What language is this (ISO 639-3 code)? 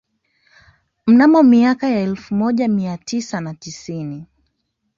swa